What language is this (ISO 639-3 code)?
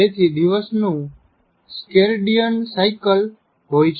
guj